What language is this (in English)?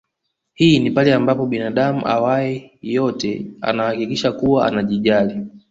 Swahili